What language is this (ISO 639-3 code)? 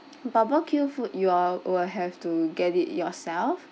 eng